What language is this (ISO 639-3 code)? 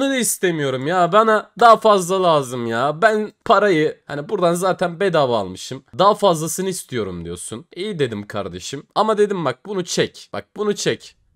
tur